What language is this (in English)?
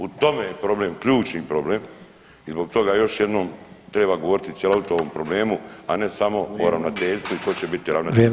Croatian